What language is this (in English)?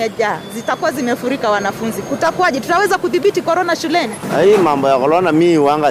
Swahili